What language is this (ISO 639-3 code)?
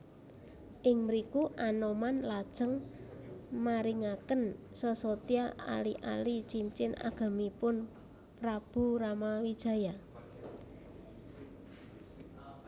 jav